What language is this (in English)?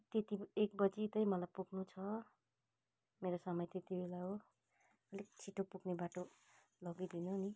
Nepali